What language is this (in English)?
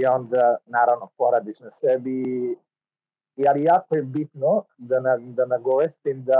Croatian